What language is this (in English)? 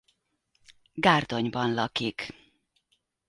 Hungarian